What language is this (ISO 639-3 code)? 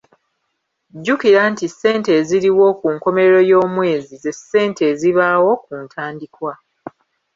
lug